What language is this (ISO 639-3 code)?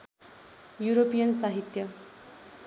nep